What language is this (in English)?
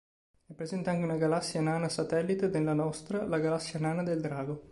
Italian